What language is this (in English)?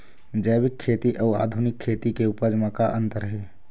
Chhattisgarhi